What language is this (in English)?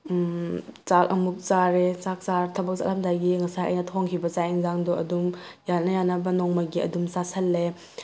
Manipuri